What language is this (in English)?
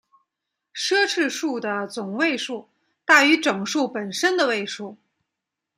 Chinese